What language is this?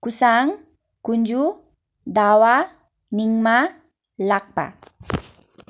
Nepali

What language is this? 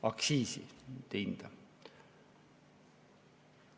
Estonian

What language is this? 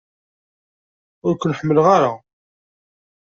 Kabyle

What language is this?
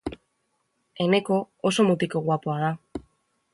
Basque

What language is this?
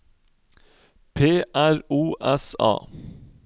Norwegian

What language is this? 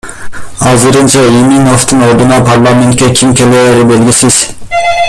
Kyrgyz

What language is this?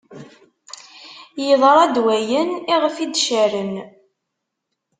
Kabyle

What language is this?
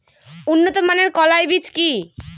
Bangla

